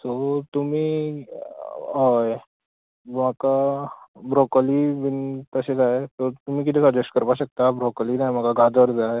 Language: Konkani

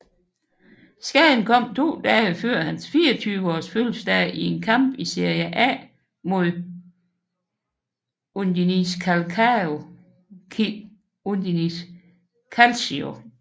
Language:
Danish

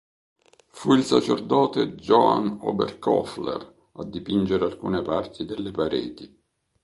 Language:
Italian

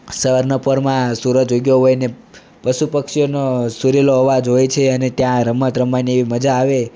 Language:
Gujarati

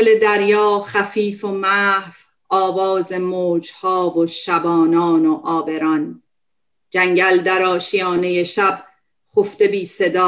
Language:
Persian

